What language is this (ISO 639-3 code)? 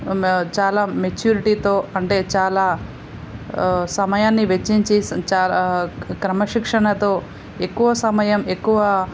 tel